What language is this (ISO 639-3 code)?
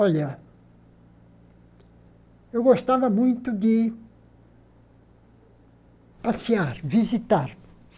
por